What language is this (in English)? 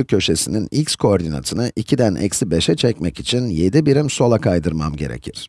Turkish